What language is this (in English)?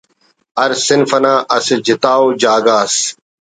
Brahui